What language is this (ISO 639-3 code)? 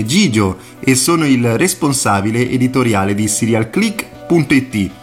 ita